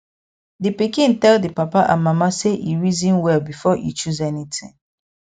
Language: Nigerian Pidgin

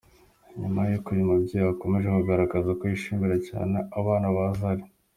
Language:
Kinyarwanda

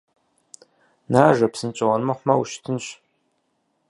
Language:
Kabardian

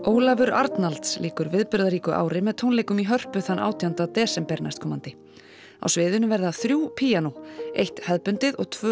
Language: Icelandic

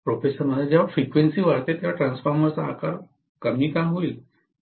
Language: Marathi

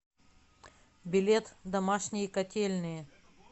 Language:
Russian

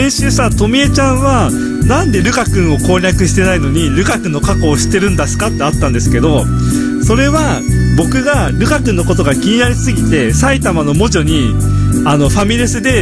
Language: Japanese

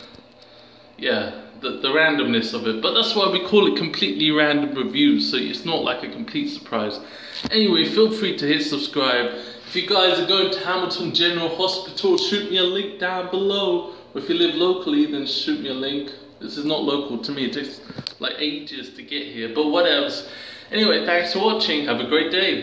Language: English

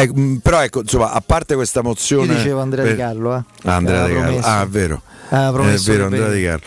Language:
Italian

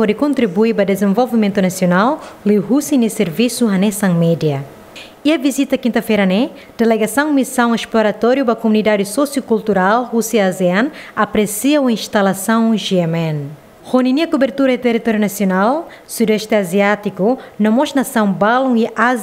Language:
Portuguese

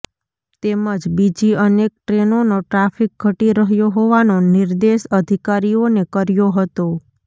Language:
Gujarati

